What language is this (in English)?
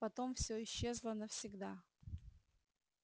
Russian